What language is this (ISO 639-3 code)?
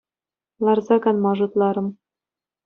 chv